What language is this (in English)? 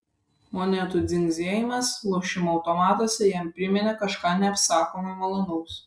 Lithuanian